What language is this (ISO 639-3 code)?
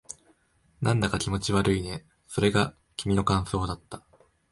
jpn